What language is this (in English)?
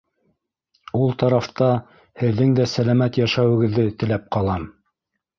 Bashkir